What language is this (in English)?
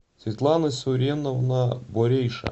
Russian